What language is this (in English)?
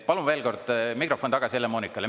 Estonian